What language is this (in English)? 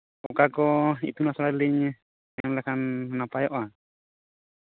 Santali